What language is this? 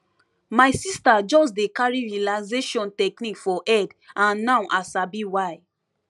Nigerian Pidgin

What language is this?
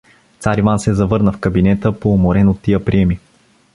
Bulgarian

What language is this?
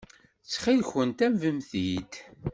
Kabyle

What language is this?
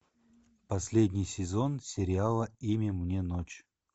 Russian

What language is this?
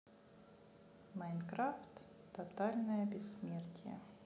Russian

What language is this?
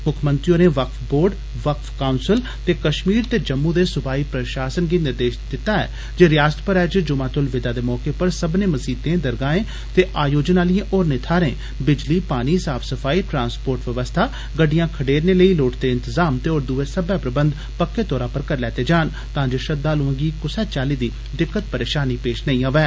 Dogri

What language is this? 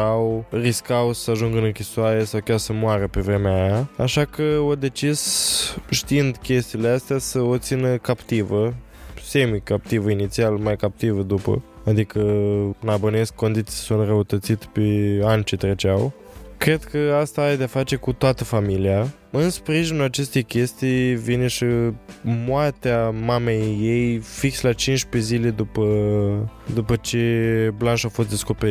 Romanian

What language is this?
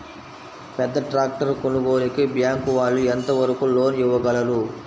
Telugu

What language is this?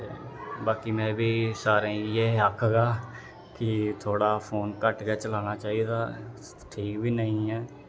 Dogri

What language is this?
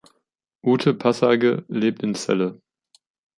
German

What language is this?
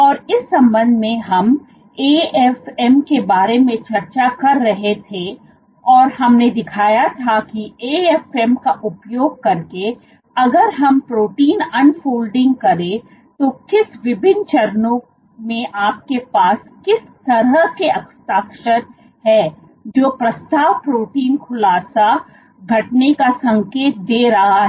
Hindi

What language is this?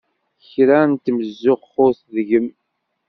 Kabyle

